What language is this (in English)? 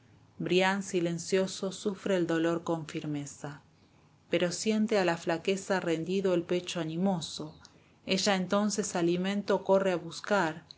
Spanish